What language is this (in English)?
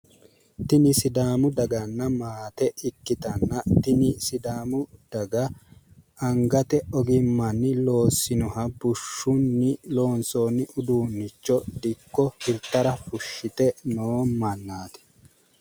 Sidamo